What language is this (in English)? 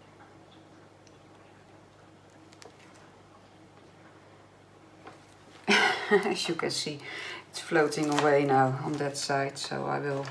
Dutch